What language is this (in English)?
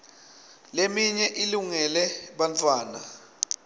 Swati